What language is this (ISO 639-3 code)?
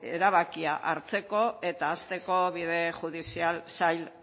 eus